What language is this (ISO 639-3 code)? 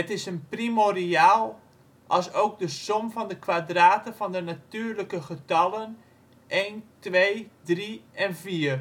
nld